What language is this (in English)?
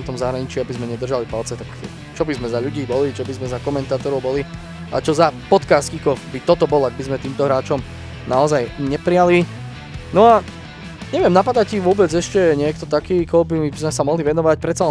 Slovak